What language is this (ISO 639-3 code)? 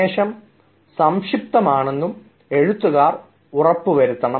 mal